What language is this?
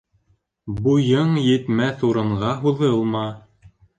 Bashkir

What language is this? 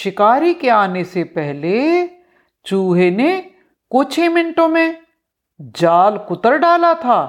Hindi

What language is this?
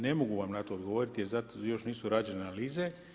Croatian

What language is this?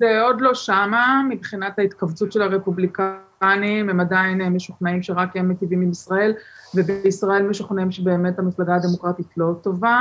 Hebrew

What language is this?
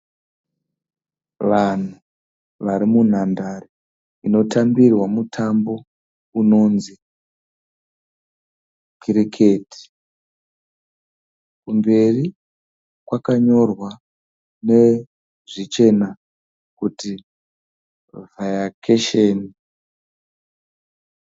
Shona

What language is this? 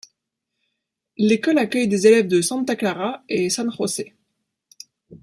French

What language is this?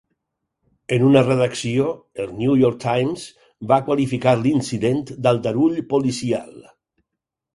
Catalan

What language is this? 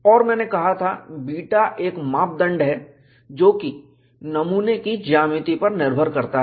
Hindi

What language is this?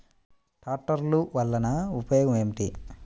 Telugu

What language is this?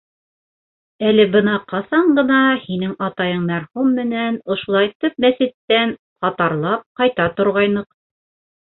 Bashkir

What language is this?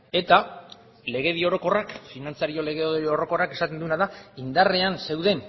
Basque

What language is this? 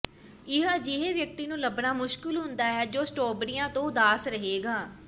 Punjabi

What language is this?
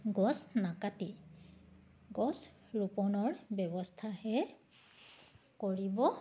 Assamese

